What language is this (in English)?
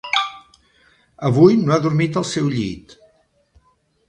Catalan